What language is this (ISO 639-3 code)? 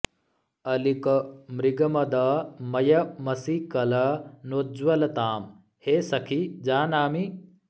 san